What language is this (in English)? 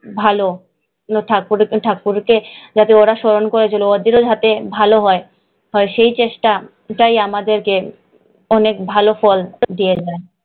Bangla